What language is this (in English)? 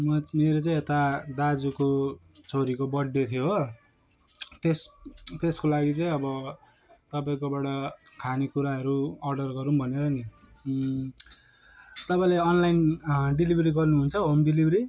Nepali